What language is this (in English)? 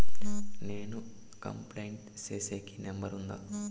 Telugu